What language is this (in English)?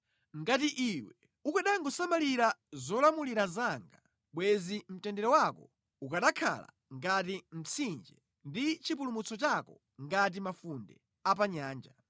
Nyanja